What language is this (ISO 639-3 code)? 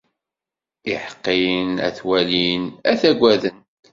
kab